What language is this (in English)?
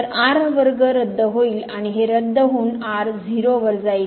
Marathi